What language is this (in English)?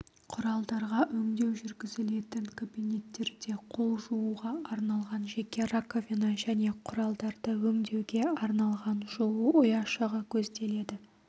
Kazakh